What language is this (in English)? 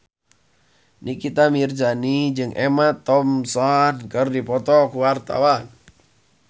Sundanese